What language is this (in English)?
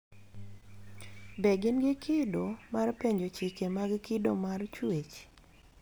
Luo (Kenya and Tanzania)